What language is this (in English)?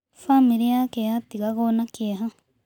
Kikuyu